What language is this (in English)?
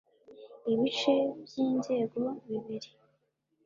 Kinyarwanda